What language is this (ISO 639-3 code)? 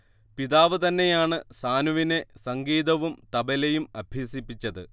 mal